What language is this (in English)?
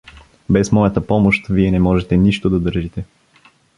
Bulgarian